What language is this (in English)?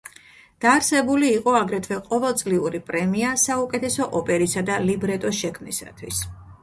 Georgian